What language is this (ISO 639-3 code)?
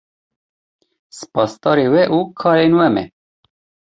kur